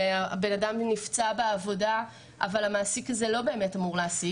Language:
Hebrew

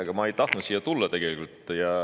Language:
Estonian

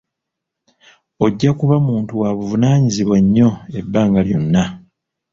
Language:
Ganda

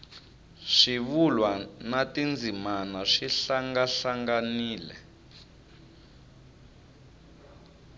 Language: Tsonga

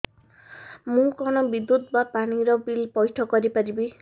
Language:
Odia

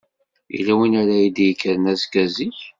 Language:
Kabyle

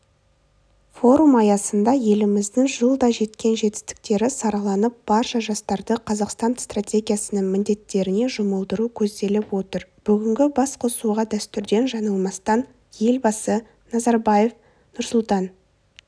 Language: Kazakh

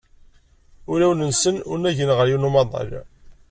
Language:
Kabyle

